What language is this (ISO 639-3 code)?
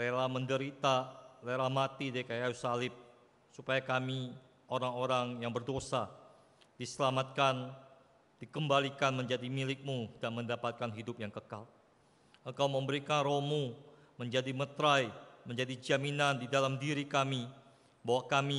ind